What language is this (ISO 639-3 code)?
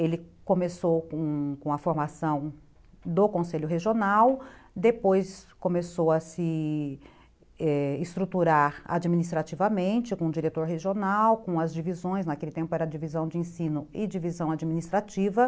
por